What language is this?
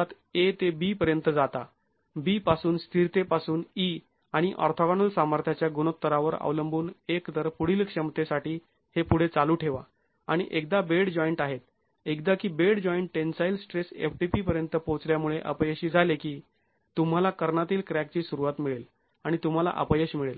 Marathi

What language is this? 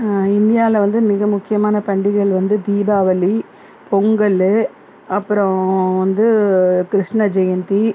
Tamil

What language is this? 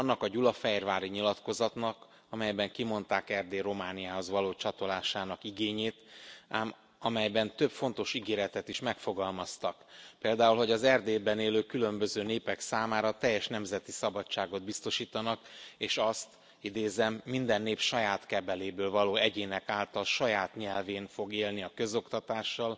Hungarian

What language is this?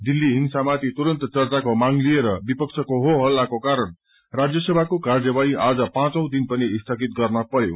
Nepali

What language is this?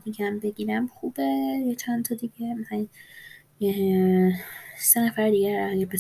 Persian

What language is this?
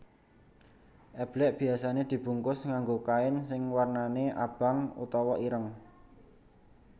Javanese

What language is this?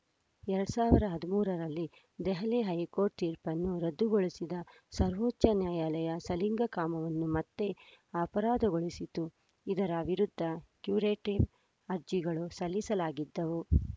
Kannada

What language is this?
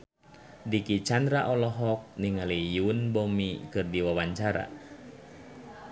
Sundanese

